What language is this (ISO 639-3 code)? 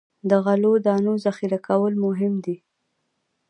pus